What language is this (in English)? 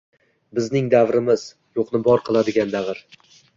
Uzbek